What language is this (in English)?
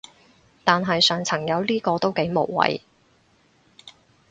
Cantonese